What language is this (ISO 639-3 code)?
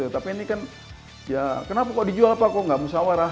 ind